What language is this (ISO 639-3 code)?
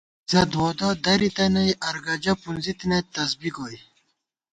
gwt